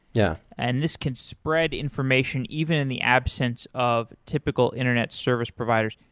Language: English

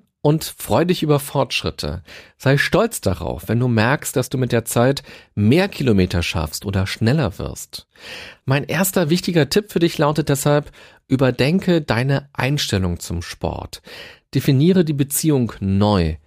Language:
German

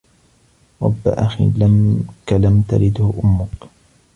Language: Arabic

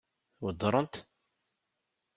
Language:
Kabyle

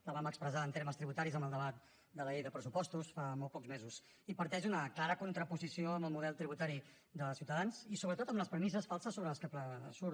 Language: Catalan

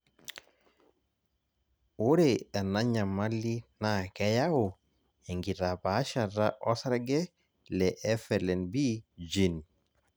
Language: Masai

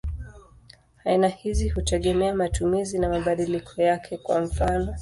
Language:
Swahili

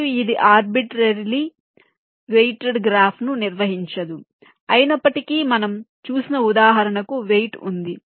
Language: Telugu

